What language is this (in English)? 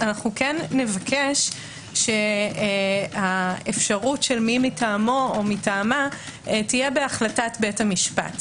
Hebrew